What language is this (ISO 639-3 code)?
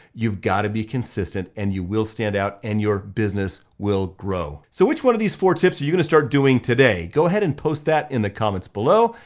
eng